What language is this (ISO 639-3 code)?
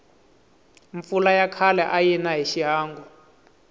tso